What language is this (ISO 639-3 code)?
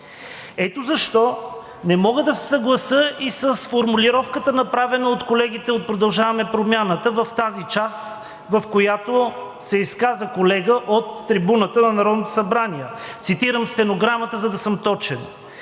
bul